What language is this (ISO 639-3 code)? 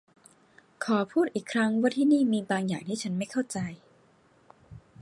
tha